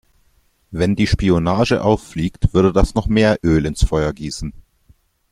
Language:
German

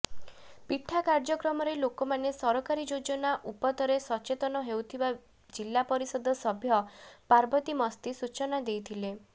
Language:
Odia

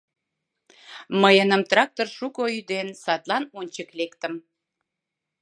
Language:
Mari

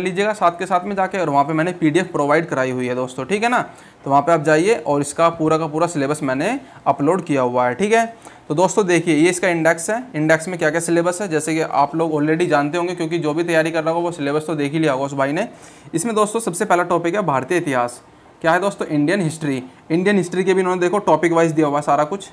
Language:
Hindi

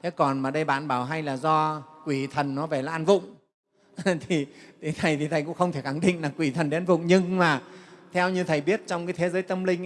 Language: Vietnamese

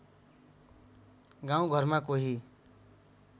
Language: Nepali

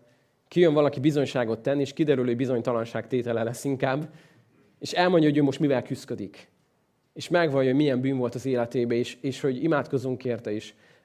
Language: Hungarian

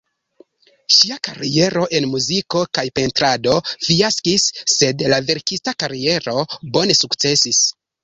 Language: Esperanto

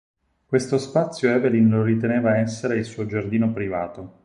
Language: Italian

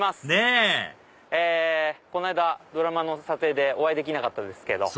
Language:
Japanese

